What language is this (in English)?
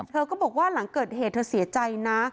Thai